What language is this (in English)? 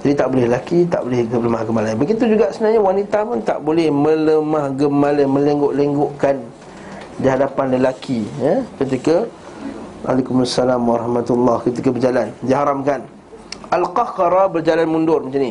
Malay